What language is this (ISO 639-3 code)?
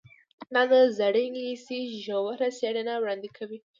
pus